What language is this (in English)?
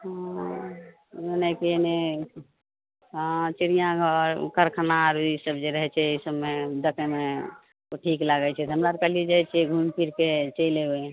Maithili